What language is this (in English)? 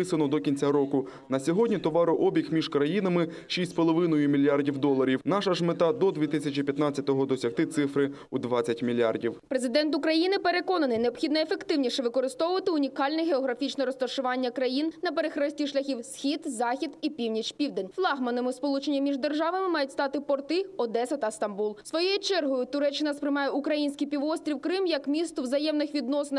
Ukrainian